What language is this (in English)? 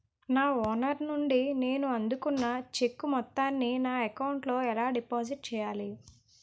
Telugu